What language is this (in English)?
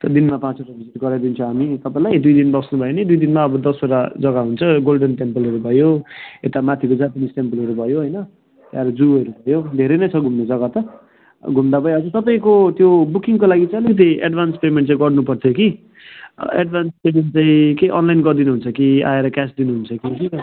Nepali